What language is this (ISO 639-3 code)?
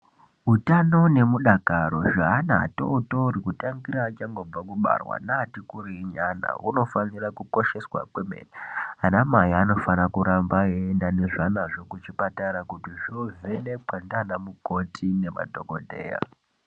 ndc